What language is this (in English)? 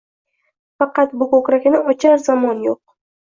Uzbek